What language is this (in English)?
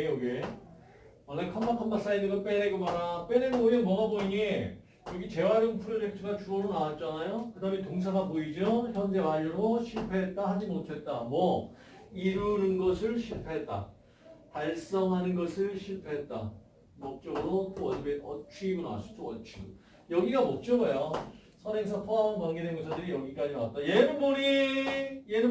Korean